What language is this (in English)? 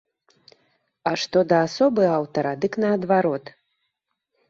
Belarusian